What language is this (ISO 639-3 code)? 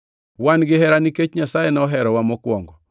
luo